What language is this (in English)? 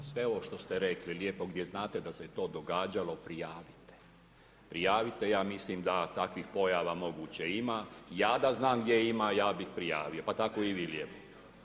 Croatian